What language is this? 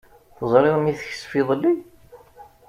Kabyle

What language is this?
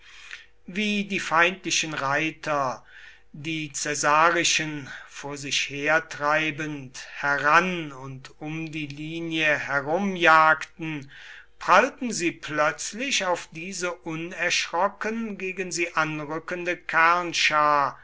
German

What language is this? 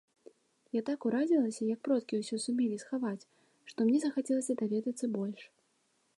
Belarusian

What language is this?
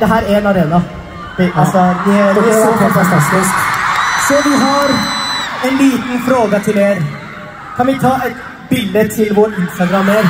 Norwegian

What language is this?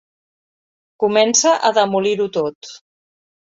Catalan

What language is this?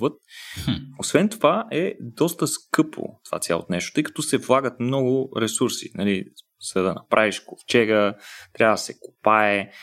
Bulgarian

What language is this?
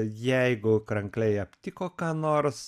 Lithuanian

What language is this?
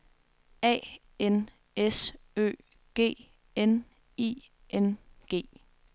Danish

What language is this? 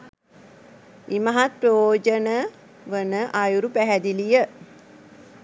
Sinhala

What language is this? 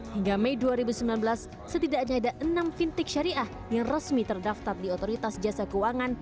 Indonesian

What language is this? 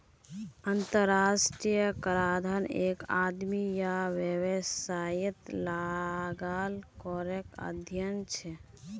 Magahi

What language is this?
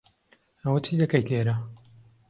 Central Kurdish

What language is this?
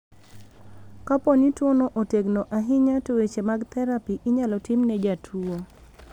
Luo (Kenya and Tanzania)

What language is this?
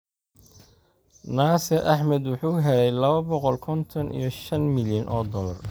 Somali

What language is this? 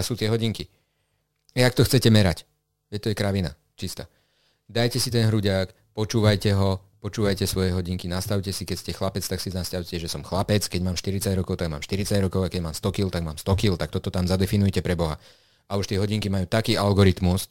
Slovak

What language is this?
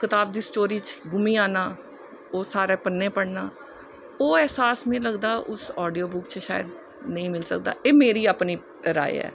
Dogri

